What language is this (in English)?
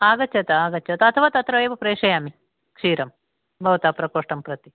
Sanskrit